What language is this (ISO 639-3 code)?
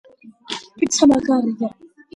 kat